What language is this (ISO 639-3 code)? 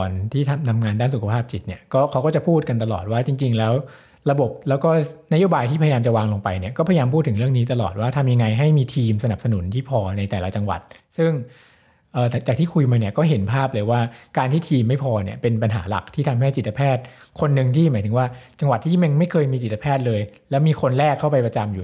tha